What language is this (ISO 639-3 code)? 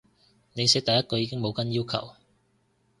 yue